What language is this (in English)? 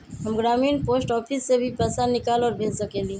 Magahi